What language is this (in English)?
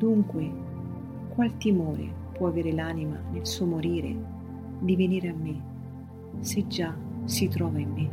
Italian